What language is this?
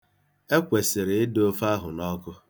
Igbo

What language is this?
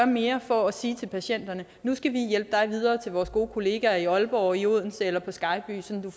Danish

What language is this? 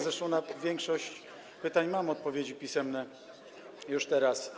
Polish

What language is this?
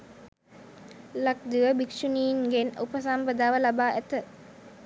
Sinhala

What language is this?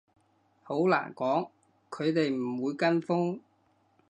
Cantonese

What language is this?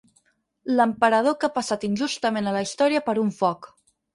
Catalan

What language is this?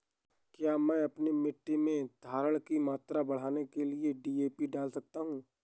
Hindi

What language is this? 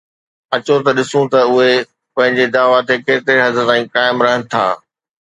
Sindhi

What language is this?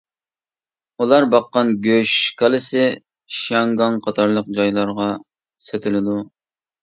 Uyghur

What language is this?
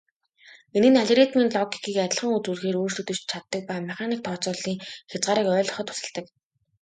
Mongolian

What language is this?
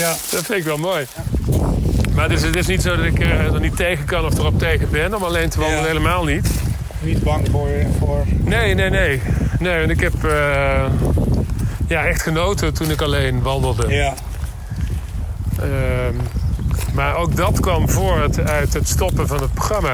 Dutch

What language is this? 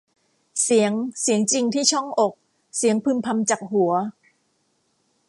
Thai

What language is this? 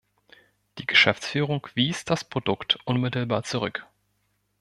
German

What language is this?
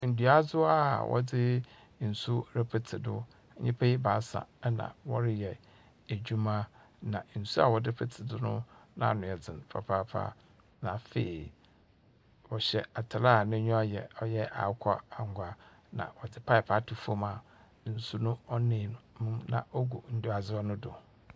Akan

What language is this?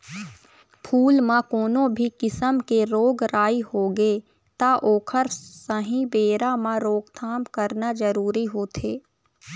Chhattisgarhi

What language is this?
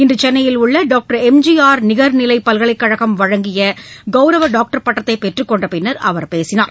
Tamil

